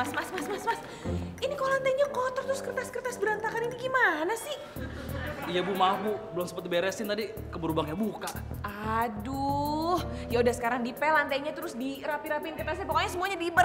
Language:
Indonesian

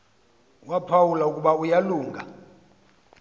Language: Xhosa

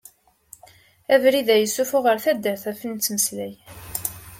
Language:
Kabyle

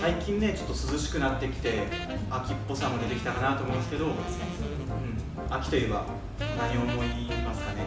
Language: Japanese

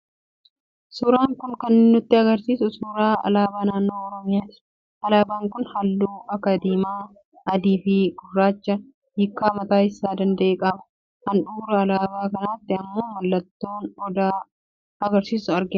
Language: Oromo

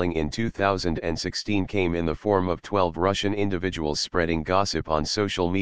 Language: English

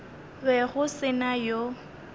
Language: Northern Sotho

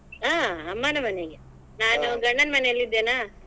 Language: Kannada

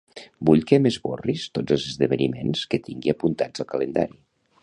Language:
Catalan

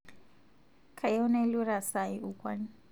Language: Masai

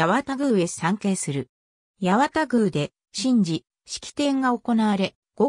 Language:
Japanese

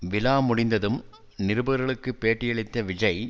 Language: Tamil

